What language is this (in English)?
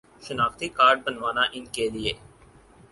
Urdu